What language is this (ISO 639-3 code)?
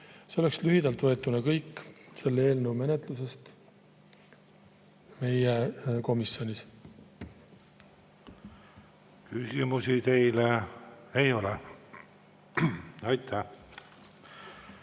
est